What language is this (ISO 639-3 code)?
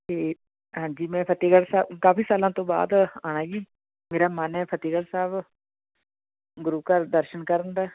pan